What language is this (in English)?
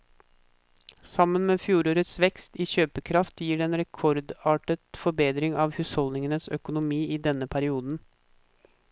Norwegian